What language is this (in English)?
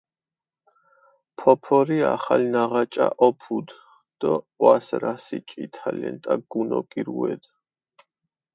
Mingrelian